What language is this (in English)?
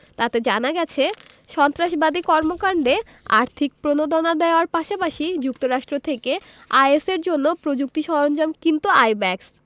Bangla